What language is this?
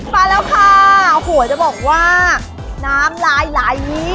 Thai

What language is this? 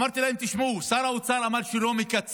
Hebrew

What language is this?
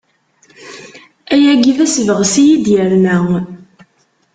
Kabyle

